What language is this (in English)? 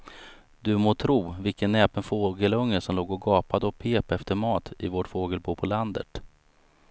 Swedish